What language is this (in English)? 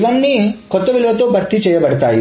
Telugu